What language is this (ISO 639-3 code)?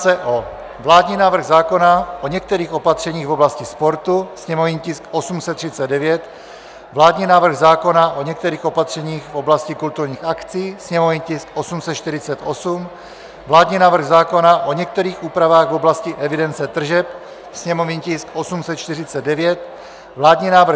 ces